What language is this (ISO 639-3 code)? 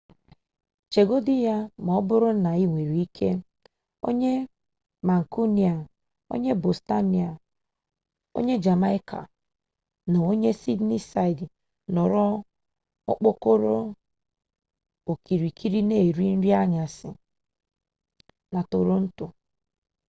ibo